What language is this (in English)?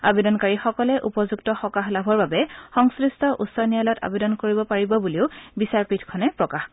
Assamese